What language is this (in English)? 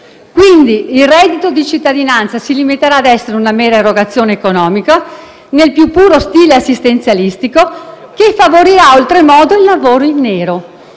Italian